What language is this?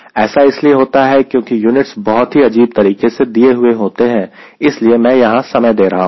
Hindi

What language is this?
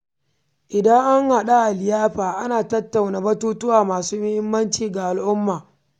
Hausa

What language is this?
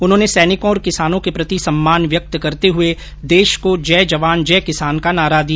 Hindi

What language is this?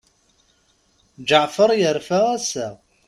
Kabyle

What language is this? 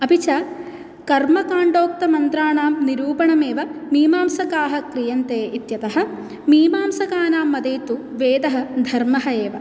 Sanskrit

